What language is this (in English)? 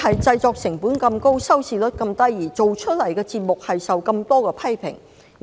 Cantonese